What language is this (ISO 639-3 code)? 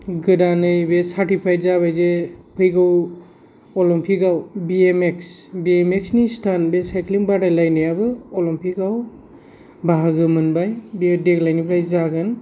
brx